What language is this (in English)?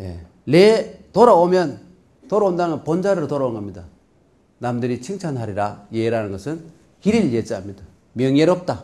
Korean